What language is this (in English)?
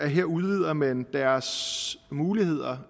Danish